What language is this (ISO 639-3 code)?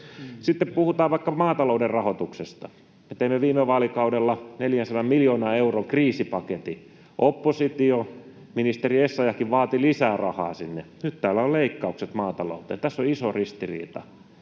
fin